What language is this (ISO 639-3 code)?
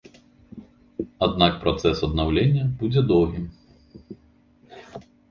bel